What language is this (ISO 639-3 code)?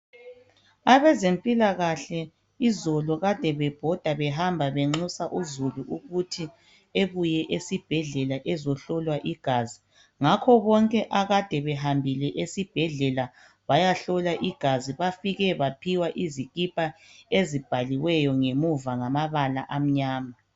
nde